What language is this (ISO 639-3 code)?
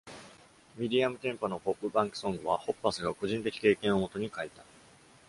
jpn